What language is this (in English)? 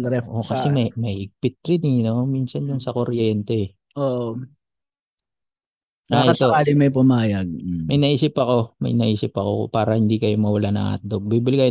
Filipino